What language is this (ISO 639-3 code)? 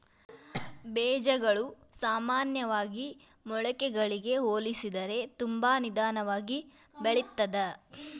kan